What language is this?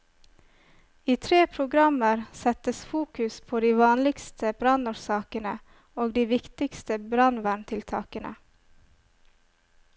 Norwegian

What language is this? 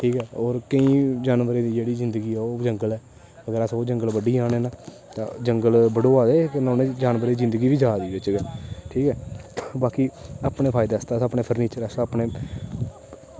Dogri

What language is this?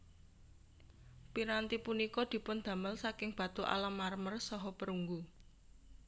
Javanese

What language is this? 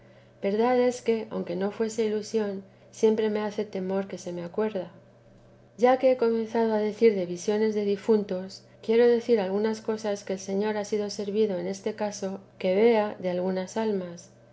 Spanish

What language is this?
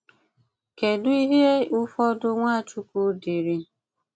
Igbo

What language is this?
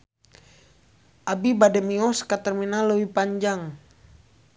Sundanese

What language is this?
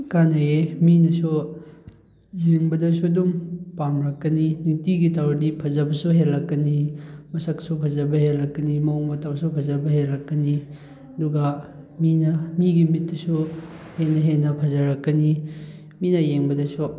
Manipuri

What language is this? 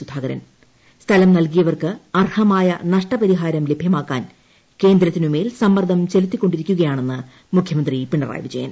Malayalam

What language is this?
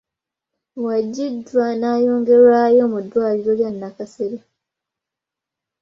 Ganda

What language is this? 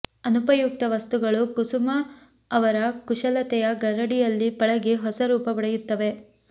Kannada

